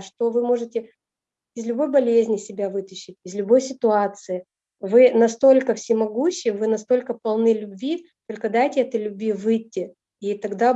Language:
Russian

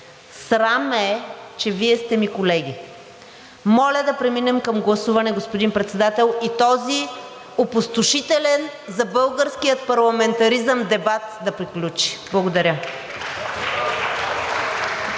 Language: Bulgarian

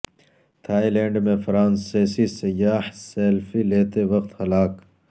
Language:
Urdu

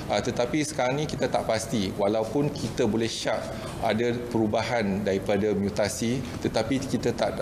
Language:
Malay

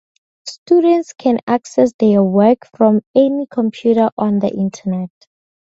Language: English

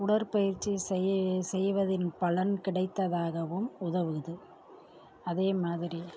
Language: Tamil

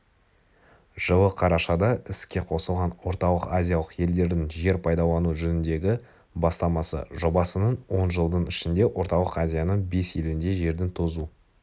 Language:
Kazakh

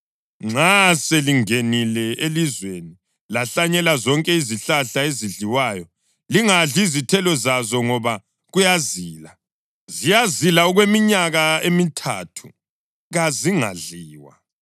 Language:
North Ndebele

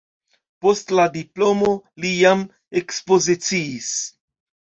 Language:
Esperanto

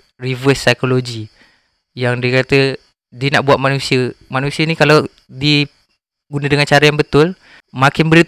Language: Malay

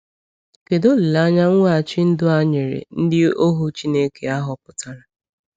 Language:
Igbo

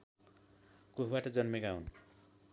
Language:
Nepali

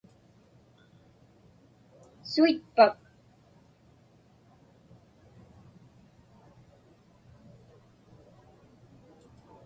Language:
Inupiaq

